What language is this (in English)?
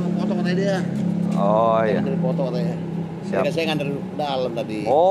Indonesian